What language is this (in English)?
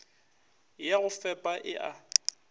Northern Sotho